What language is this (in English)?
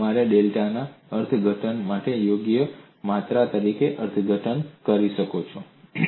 Gujarati